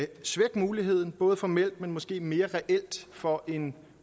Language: Danish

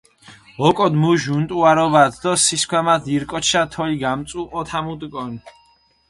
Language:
Mingrelian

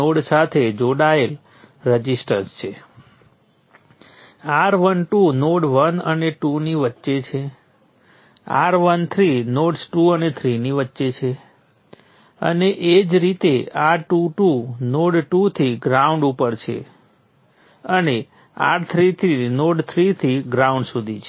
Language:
Gujarati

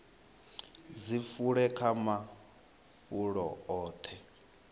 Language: Venda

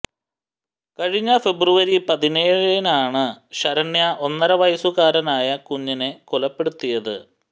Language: Malayalam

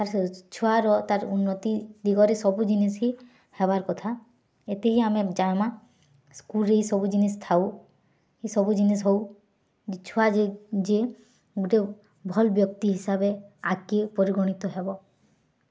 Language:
Odia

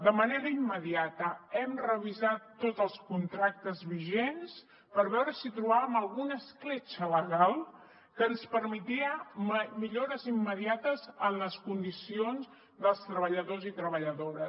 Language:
Catalan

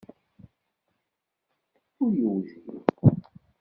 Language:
Kabyle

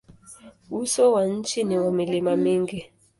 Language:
Swahili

